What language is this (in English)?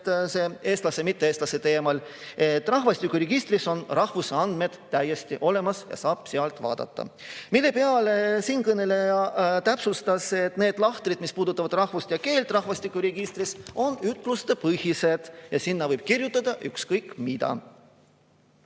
Estonian